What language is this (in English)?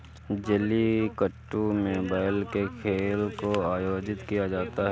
Hindi